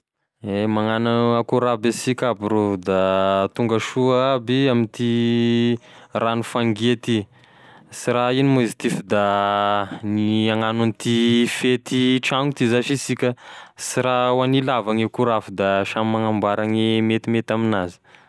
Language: Tesaka Malagasy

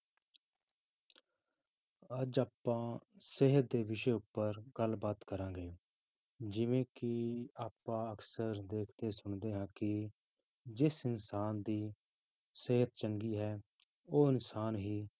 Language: Punjabi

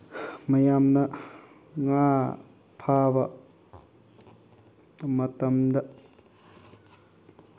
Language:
Manipuri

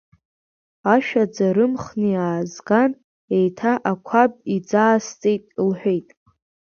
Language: Abkhazian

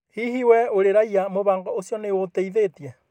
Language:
Kikuyu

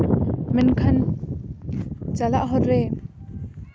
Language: Santali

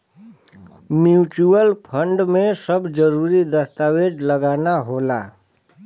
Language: Bhojpuri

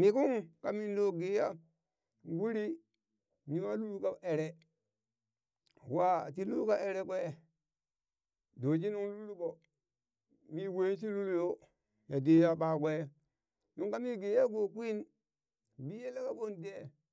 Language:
Burak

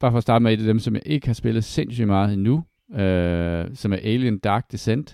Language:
Danish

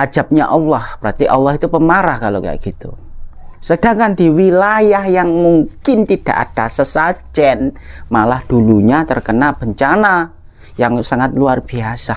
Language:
Indonesian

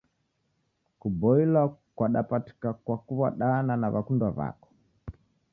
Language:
Taita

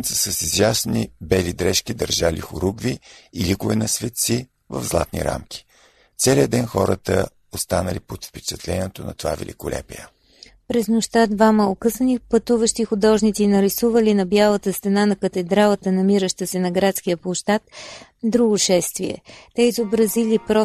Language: Bulgarian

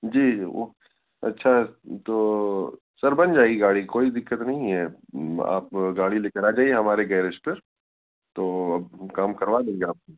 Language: Urdu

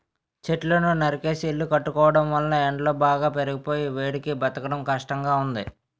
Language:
Telugu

